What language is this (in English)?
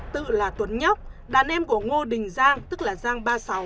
Vietnamese